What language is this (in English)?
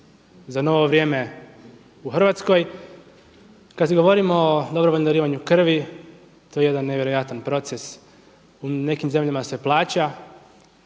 Croatian